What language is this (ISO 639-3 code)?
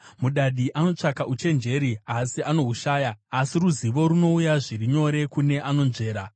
sna